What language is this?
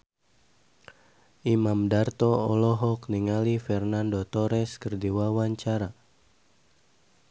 Sundanese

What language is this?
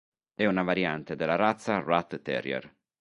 Italian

